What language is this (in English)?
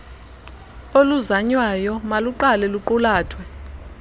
Xhosa